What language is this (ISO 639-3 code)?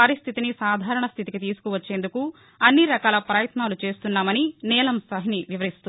tel